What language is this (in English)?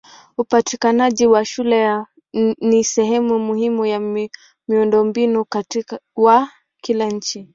Swahili